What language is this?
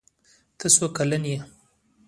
Pashto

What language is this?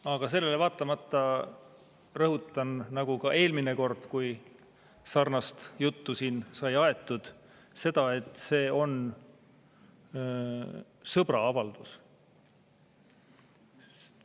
Estonian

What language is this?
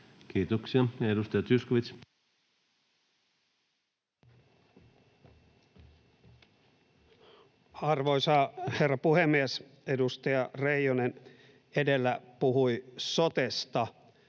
Finnish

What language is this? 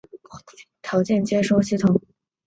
Chinese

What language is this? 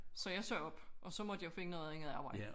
Danish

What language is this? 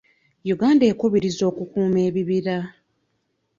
Ganda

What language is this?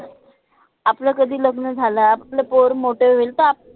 Marathi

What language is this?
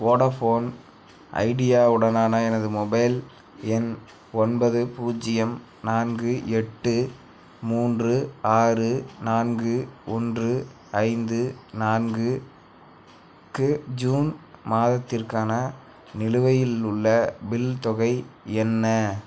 Tamil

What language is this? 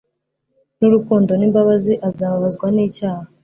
Kinyarwanda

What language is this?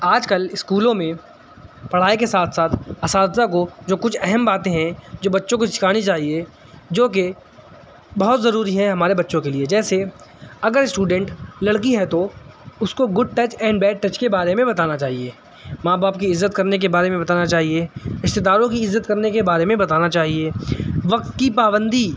Urdu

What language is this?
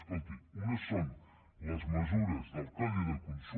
Catalan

